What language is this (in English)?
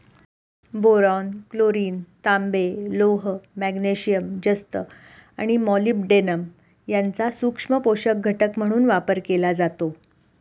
Marathi